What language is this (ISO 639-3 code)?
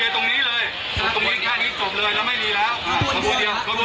tha